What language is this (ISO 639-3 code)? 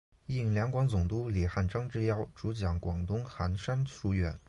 zho